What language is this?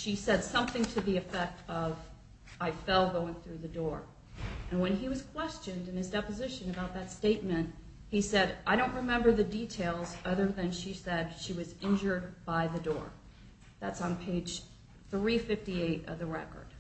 English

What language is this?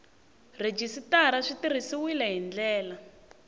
Tsonga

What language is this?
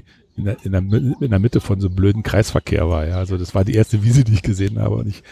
German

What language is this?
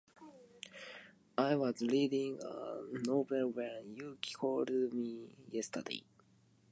English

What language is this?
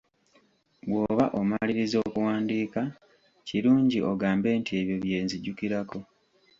Ganda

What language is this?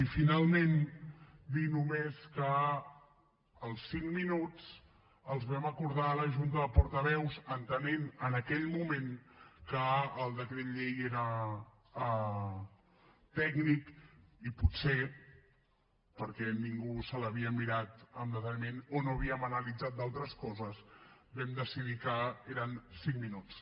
Catalan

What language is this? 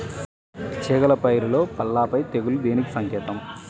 Telugu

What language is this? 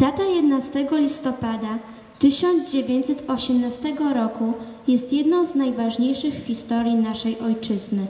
Polish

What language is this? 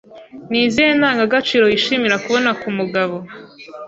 Kinyarwanda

